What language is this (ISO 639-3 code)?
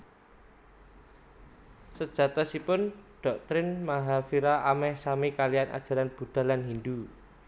jav